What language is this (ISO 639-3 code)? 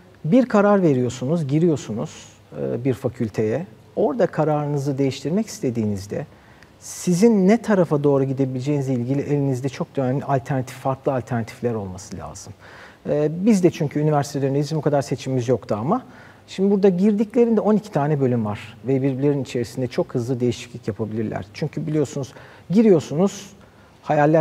tur